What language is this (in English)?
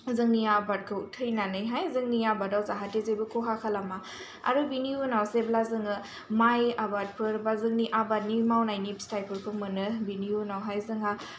Bodo